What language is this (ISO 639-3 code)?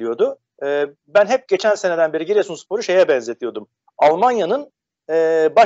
tur